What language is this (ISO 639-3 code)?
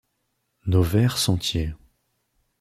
fra